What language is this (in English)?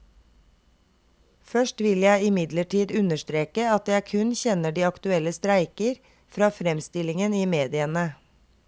Norwegian